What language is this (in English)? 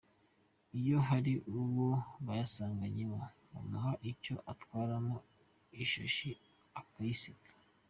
Kinyarwanda